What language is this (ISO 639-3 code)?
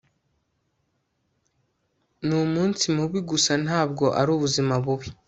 kin